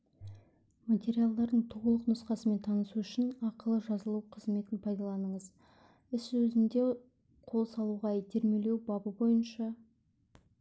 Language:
Kazakh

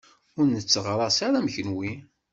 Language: Kabyle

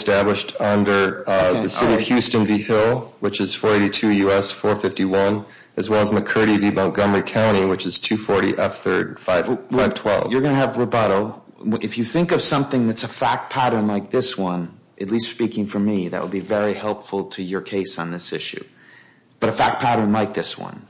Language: English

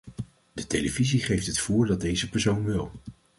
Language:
Dutch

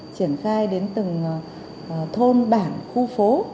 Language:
Vietnamese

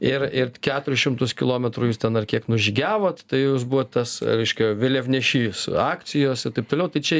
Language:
Lithuanian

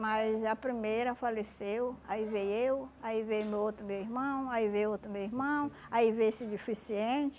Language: Portuguese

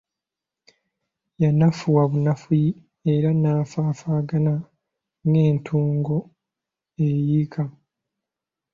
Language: Ganda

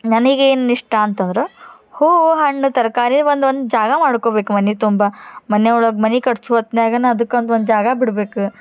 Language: Kannada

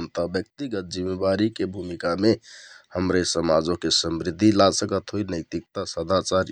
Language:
Kathoriya Tharu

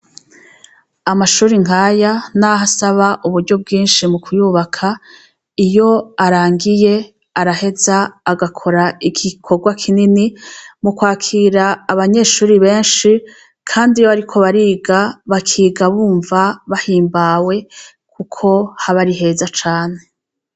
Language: Rundi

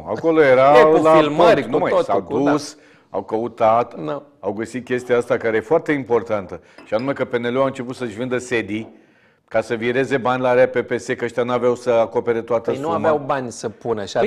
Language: Romanian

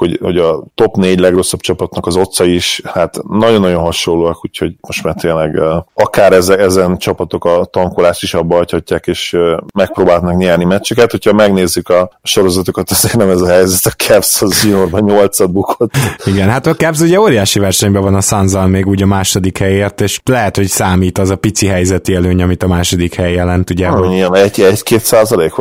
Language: Hungarian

